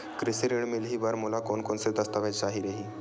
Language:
Chhattisgarhi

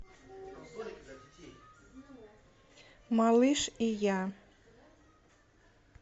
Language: Russian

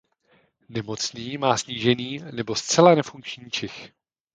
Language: Czech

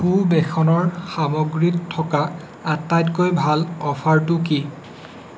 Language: Assamese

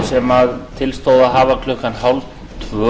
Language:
Icelandic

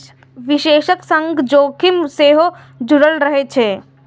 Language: Maithili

